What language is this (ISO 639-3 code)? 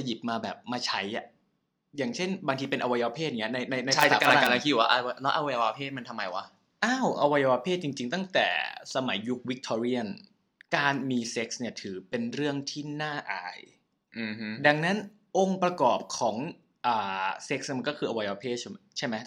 tha